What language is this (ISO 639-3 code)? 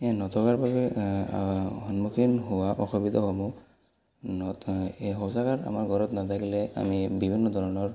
asm